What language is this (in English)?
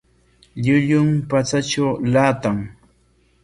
Corongo Ancash Quechua